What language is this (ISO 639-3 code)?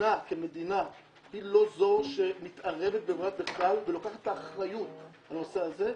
heb